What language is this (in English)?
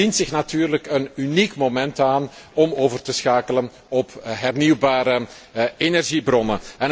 Dutch